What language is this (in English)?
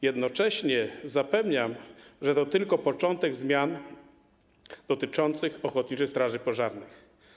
Polish